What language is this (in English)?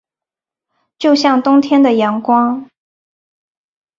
Chinese